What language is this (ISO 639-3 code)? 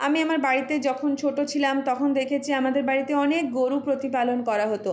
ben